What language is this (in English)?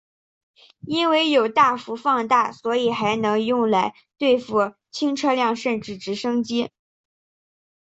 Chinese